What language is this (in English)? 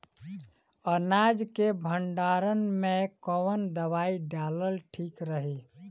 Bhojpuri